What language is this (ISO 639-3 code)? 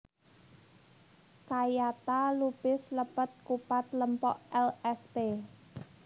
jav